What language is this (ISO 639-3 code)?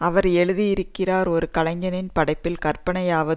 tam